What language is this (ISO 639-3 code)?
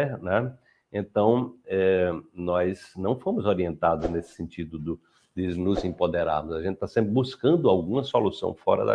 por